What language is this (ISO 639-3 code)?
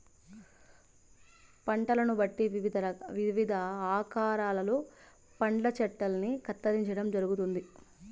tel